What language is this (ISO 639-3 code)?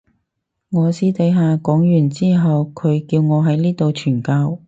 yue